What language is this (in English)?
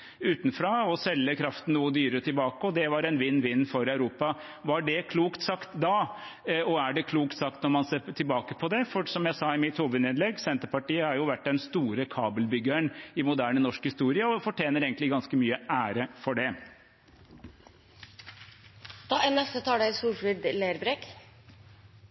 Norwegian